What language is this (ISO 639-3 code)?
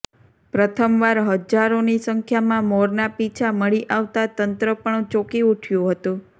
guj